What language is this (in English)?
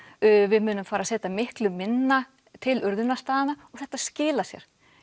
Icelandic